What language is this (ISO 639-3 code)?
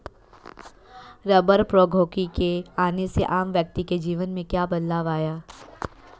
hin